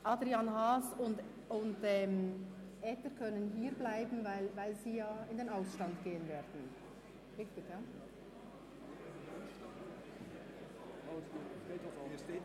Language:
Swiss German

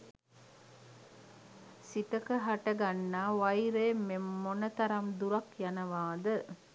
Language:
Sinhala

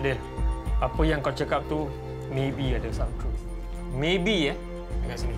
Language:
Malay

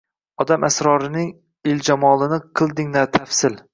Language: Uzbek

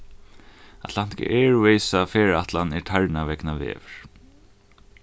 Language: Faroese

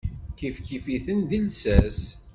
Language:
Kabyle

